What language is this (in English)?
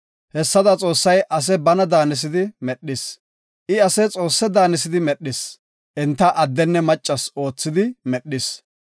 Gofa